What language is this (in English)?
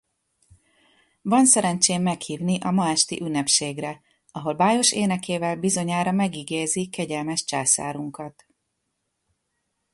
Hungarian